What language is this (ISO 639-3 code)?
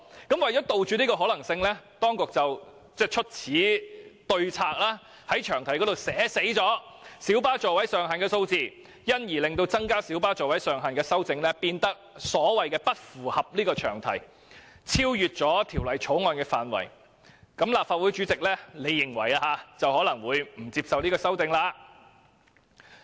yue